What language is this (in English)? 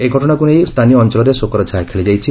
Odia